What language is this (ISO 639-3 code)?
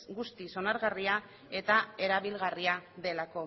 eus